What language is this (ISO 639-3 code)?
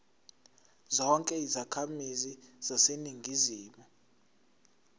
zul